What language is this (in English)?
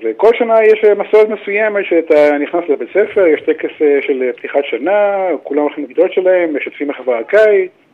Hebrew